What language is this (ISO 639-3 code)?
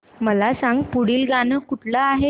mar